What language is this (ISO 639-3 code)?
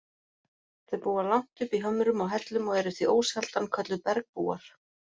isl